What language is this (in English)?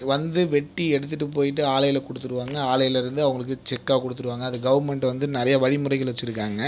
Tamil